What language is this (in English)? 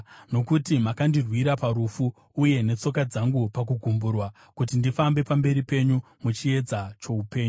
Shona